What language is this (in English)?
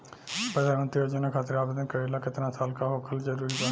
Bhojpuri